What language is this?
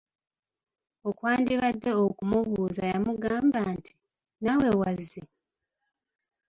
Ganda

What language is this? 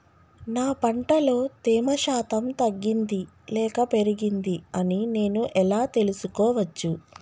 Telugu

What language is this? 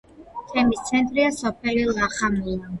Georgian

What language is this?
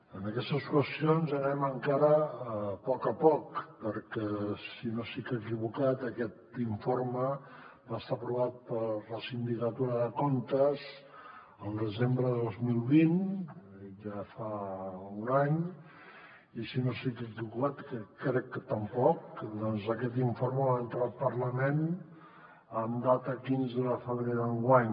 Catalan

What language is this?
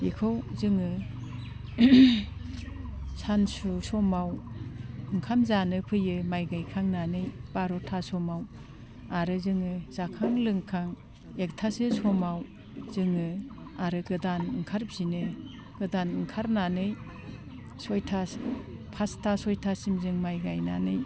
Bodo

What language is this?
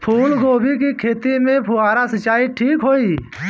Bhojpuri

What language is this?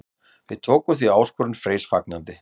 Icelandic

